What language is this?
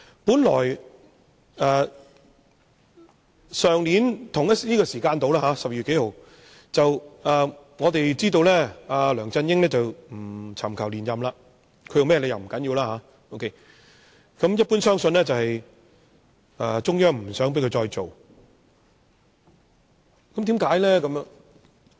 Cantonese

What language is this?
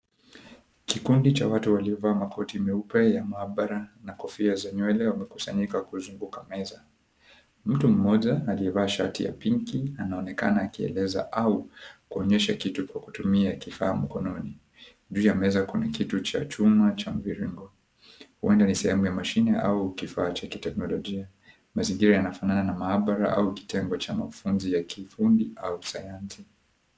Swahili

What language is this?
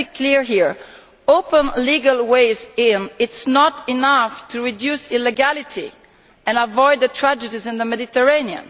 English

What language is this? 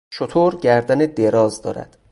Persian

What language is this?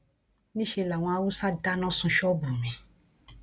Yoruba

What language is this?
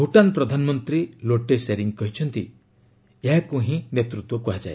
Odia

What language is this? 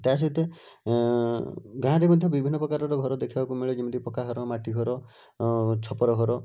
Odia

